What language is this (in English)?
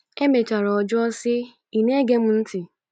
Igbo